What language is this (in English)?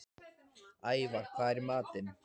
Icelandic